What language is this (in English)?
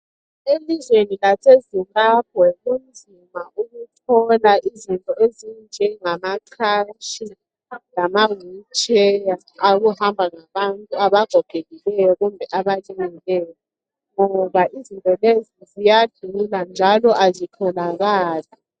North Ndebele